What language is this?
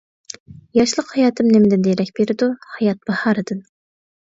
Uyghur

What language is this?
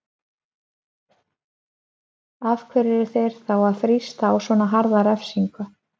Icelandic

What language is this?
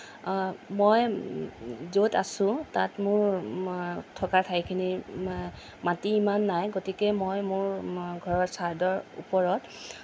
Assamese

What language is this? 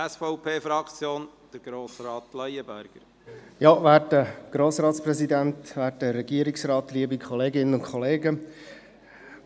Swiss German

